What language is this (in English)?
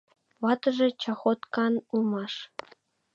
Mari